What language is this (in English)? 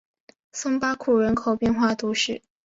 Chinese